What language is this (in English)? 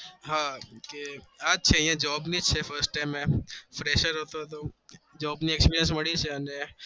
Gujarati